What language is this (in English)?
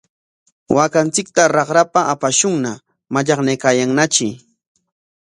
Corongo Ancash Quechua